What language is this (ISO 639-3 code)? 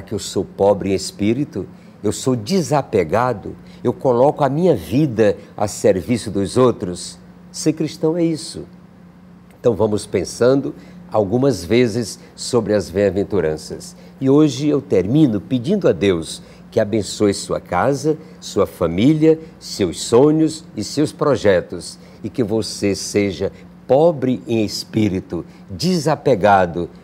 por